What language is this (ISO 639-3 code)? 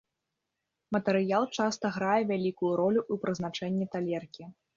bel